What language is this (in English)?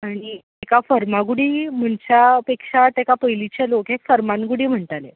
Konkani